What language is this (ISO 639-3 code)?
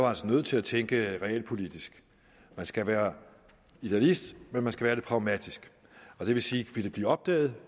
dan